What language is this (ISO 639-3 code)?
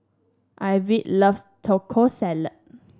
eng